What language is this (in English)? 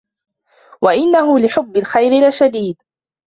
Arabic